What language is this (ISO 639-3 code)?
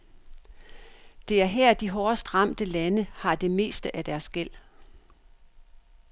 dan